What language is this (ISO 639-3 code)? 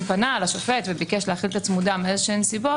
heb